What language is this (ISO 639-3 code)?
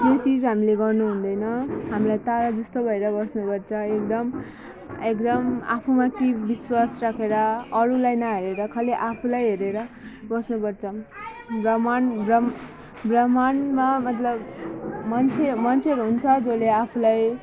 nep